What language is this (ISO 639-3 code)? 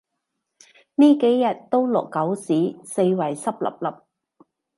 yue